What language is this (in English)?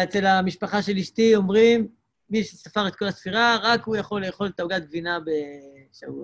Hebrew